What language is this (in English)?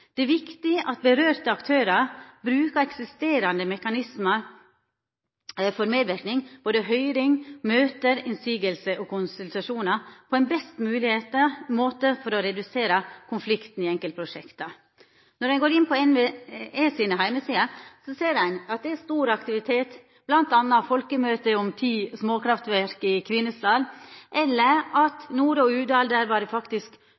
Norwegian Nynorsk